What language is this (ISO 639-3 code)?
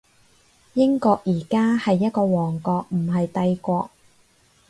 yue